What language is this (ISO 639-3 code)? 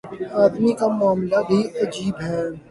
urd